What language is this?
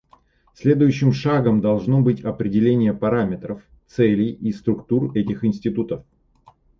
Russian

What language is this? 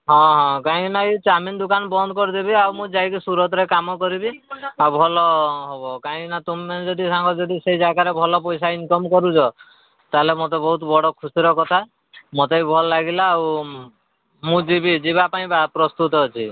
Odia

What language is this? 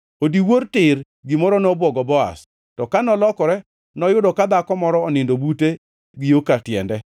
Luo (Kenya and Tanzania)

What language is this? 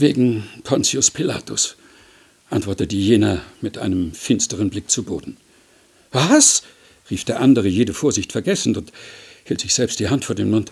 German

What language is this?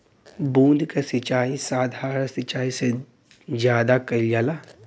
Bhojpuri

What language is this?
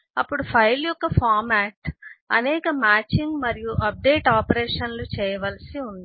Telugu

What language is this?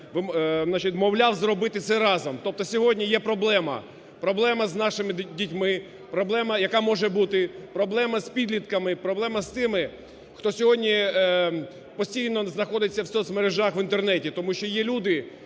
Ukrainian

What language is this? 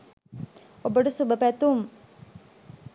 Sinhala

